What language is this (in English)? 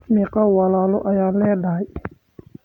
Somali